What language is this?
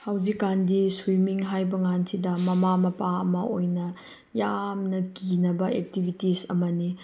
Manipuri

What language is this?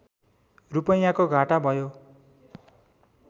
Nepali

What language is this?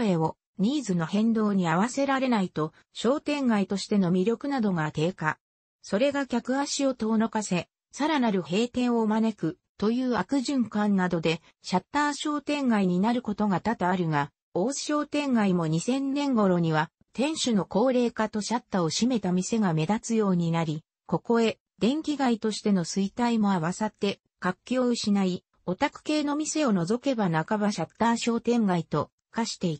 Japanese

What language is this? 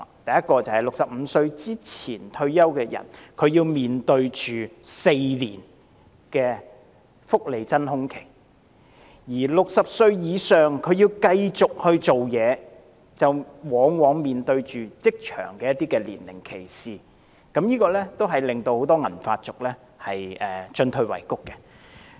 Cantonese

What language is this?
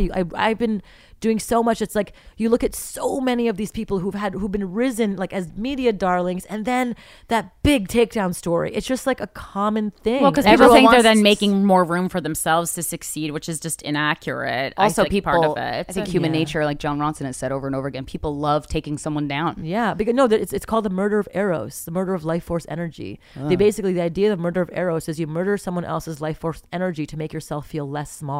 English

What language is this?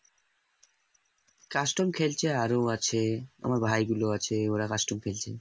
Bangla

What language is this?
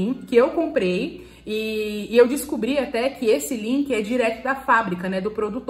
Portuguese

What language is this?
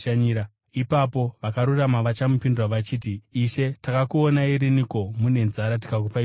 Shona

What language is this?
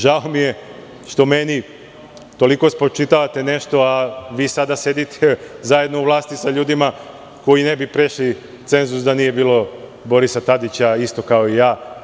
Serbian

